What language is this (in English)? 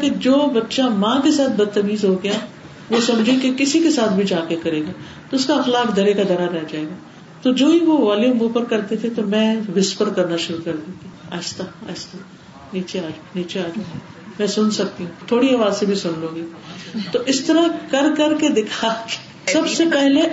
Urdu